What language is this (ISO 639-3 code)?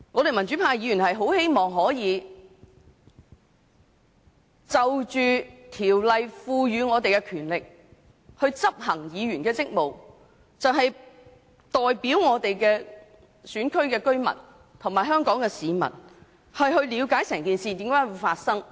yue